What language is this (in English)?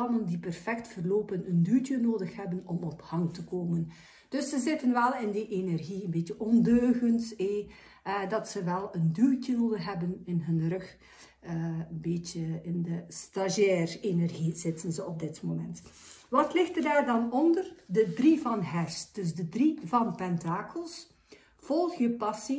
Dutch